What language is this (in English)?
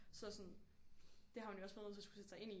Danish